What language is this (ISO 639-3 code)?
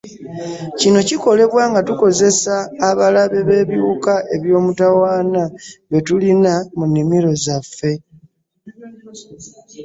lug